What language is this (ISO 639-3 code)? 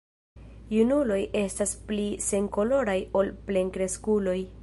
epo